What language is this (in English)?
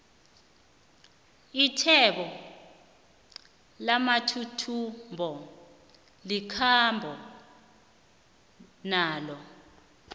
South Ndebele